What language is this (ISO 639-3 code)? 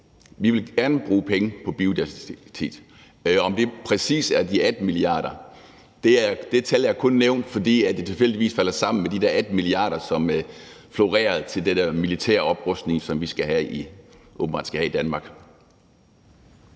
dan